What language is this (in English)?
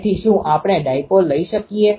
Gujarati